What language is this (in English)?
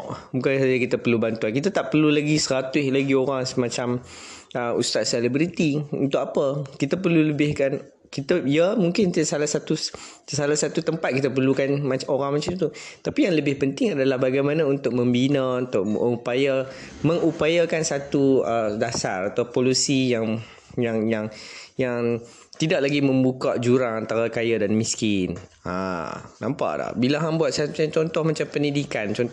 Malay